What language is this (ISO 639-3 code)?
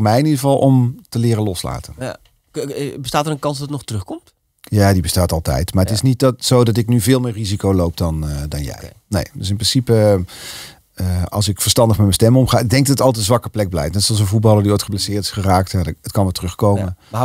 nld